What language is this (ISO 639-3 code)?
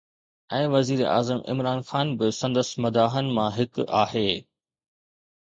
snd